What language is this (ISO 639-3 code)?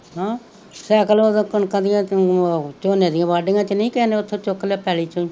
pan